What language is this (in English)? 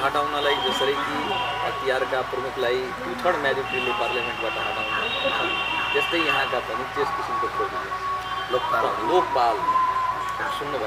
Hindi